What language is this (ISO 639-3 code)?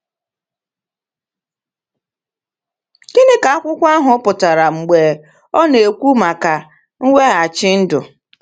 ibo